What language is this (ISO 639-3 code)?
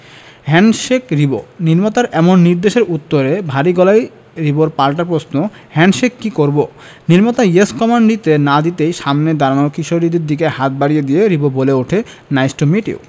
ben